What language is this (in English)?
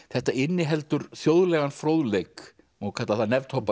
Icelandic